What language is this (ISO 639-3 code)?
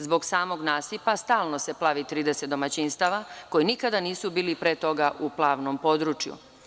srp